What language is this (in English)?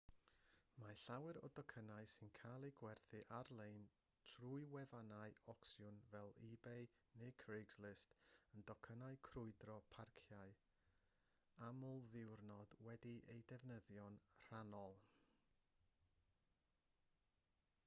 Welsh